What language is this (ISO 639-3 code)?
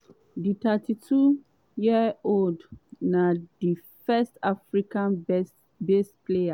pcm